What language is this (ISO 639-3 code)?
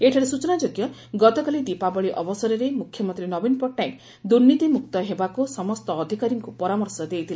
ori